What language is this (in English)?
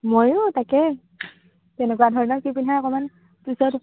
Assamese